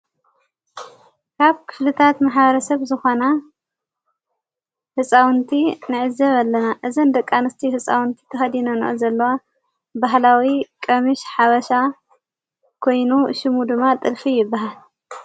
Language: Tigrinya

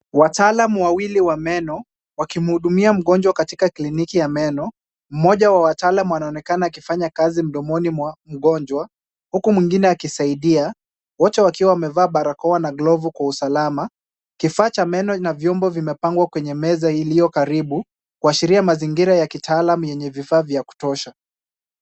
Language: Swahili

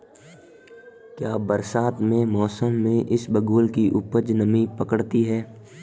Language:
Hindi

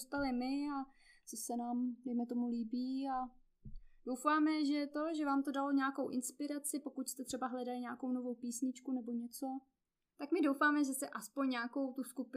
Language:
Czech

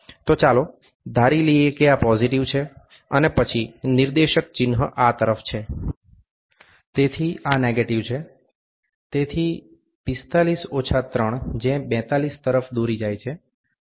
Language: Gujarati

